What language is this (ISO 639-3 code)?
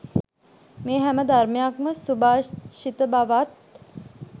sin